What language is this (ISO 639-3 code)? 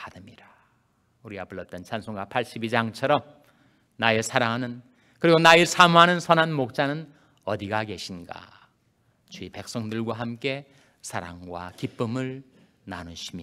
kor